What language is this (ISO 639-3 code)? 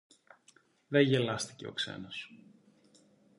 ell